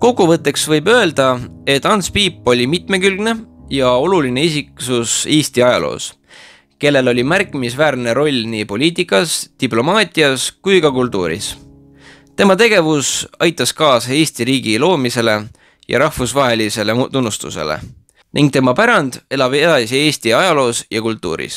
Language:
Finnish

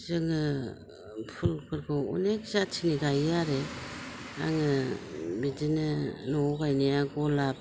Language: Bodo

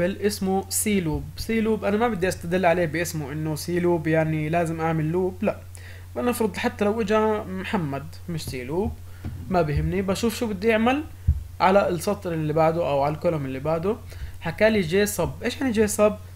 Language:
Arabic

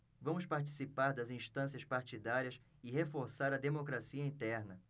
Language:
Portuguese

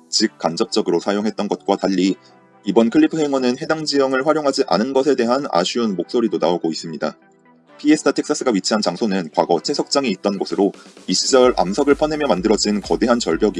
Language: Korean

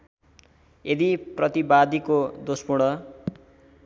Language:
Nepali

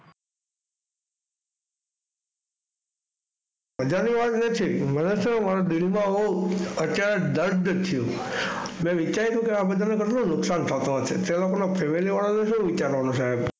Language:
Gujarati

